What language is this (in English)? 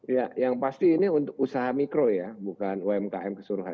Indonesian